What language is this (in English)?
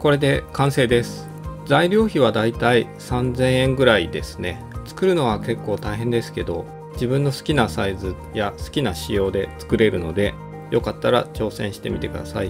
Japanese